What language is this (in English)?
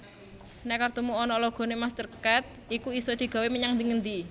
Javanese